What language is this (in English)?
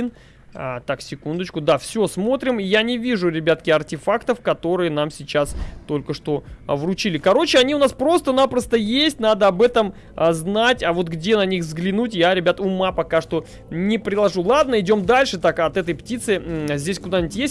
Russian